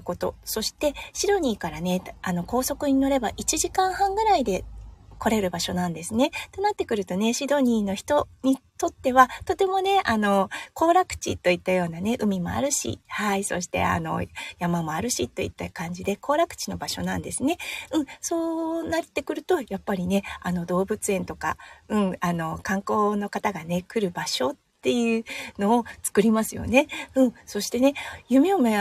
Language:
Japanese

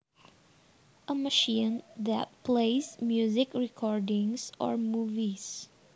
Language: Javanese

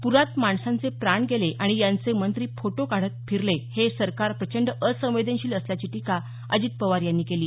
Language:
Marathi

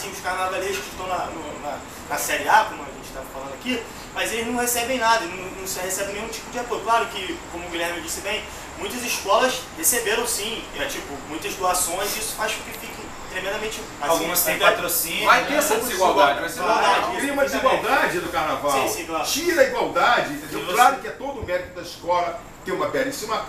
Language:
Portuguese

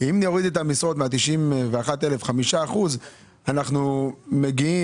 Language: Hebrew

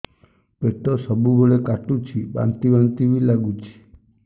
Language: Odia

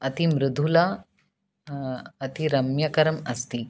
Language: Sanskrit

